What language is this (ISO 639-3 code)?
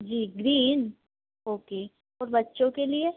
hin